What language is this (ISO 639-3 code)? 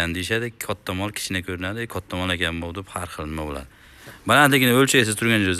tur